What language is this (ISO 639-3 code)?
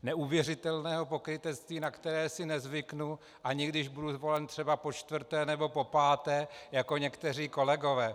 ces